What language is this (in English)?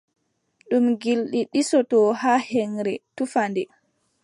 Adamawa Fulfulde